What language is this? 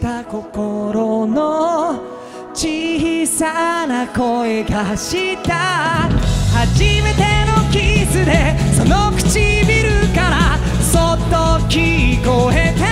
Japanese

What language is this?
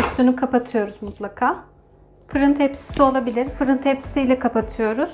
Turkish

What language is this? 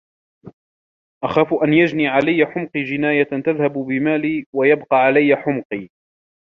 Arabic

